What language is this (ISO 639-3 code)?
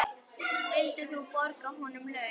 isl